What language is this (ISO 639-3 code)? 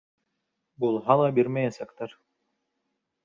bak